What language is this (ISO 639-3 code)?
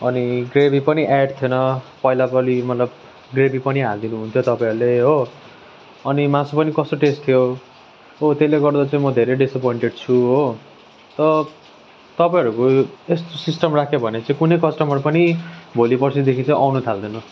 nep